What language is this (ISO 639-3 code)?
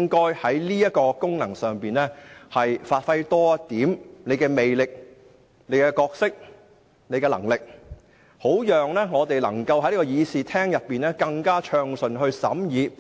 yue